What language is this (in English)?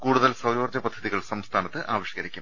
Malayalam